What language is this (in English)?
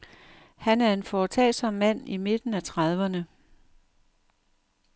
Danish